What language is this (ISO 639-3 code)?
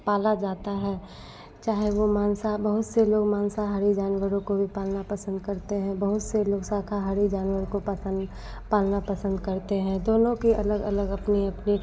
hin